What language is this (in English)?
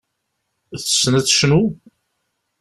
Kabyle